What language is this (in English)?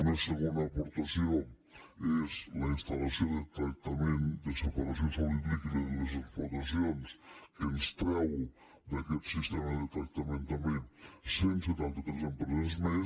Catalan